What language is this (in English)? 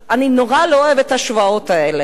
Hebrew